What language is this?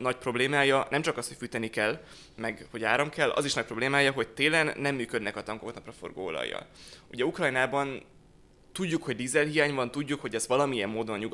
Hungarian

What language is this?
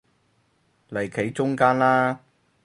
Cantonese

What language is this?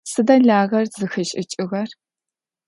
Adyghe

